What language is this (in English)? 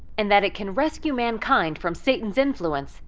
English